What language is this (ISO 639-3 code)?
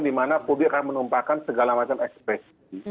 ind